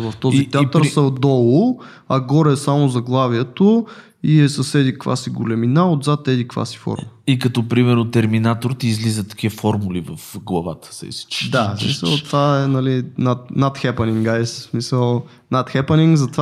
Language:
Bulgarian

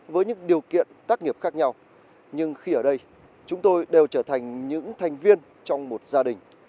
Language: Vietnamese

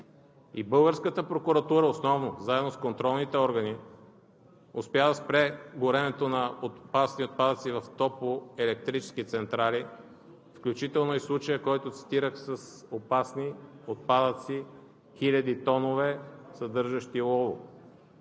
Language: Bulgarian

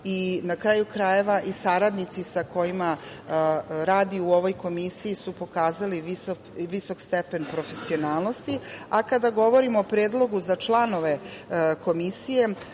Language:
Serbian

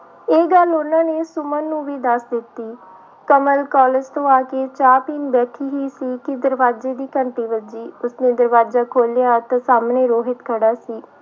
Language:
Punjabi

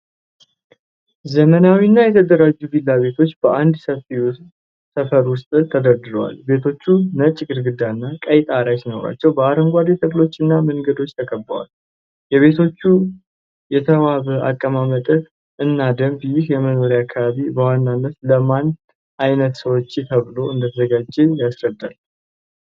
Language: Amharic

